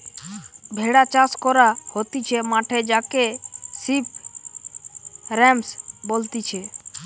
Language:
Bangla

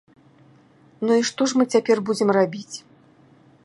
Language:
Belarusian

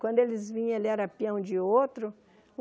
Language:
Portuguese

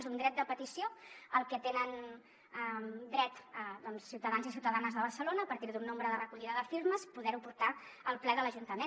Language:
Catalan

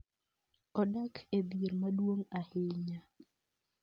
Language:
Luo (Kenya and Tanzania)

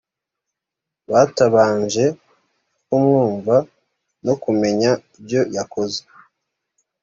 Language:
Kinyarwanda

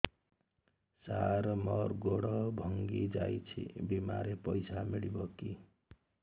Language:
Odia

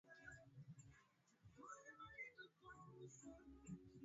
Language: Swahili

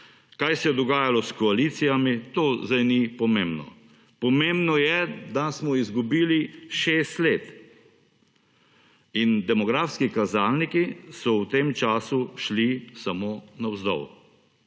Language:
Slovenian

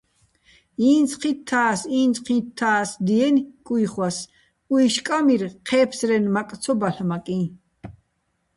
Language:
Bats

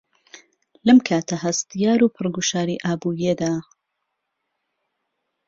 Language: Central Kurdish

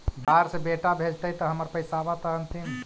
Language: Magahi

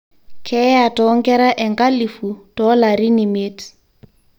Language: Masai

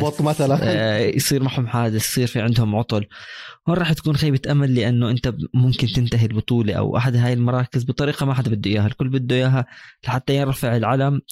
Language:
Arabic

